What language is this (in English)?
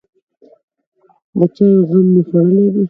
Pashto